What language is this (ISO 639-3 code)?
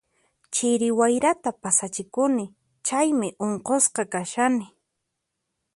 qxp